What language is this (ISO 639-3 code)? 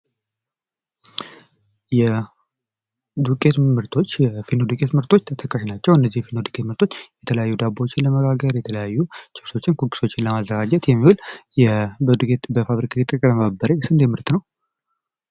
amh